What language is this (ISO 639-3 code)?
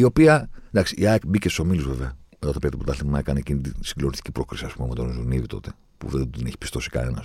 ell